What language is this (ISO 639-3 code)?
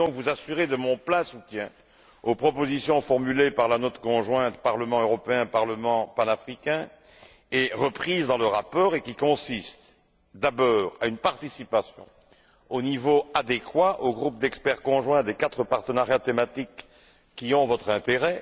fra